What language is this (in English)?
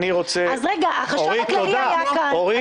Hebrew